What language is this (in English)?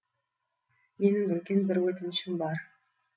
Kazakh